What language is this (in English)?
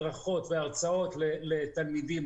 Hebrew